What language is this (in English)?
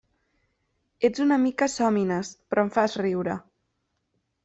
Catalan